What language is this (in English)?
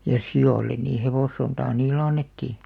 Finnish